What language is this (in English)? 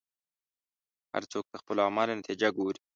Pashto